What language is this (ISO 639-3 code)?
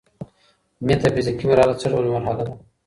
pus